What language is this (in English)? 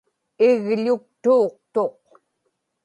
Inupiaq